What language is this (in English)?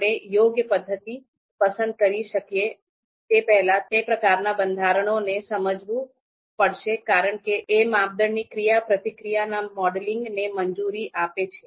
Gujarati